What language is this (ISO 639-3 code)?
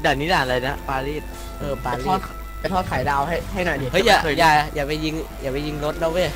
tha